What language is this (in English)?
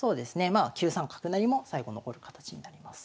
Japanese